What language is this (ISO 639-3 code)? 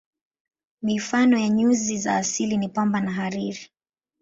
swa